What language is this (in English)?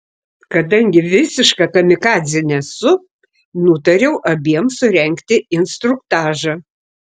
Lithuanian